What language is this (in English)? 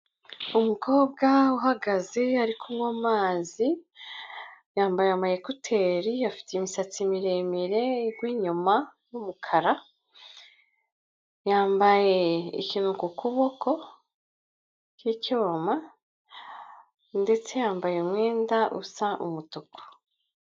Kinyarwanda